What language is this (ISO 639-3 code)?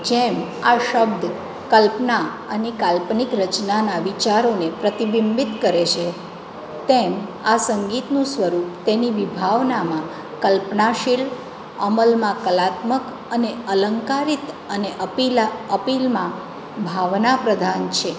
guj